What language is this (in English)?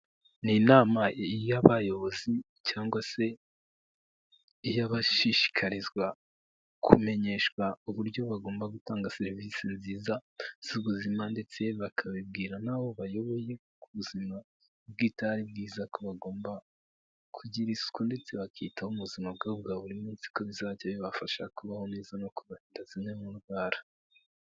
Kinyarwanda